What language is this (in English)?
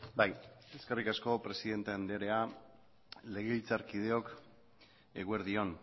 Basque